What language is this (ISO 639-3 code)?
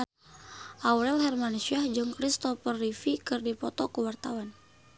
sun